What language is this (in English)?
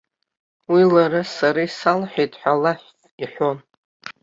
Abkhazian